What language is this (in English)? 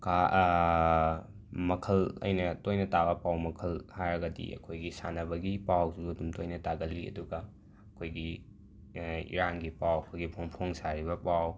Manipuri